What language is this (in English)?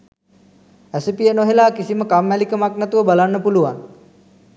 Sinhala